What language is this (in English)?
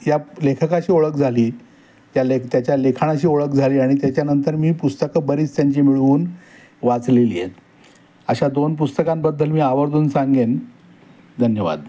Marathi